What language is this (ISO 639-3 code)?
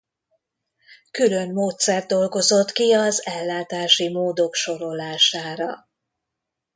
hun